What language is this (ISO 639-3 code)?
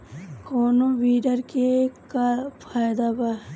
bho